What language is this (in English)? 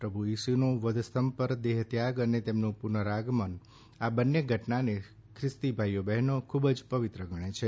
Gujarati